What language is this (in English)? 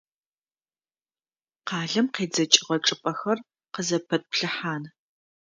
Adyghe